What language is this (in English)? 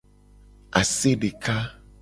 Gen